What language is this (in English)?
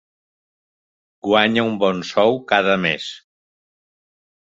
Catalan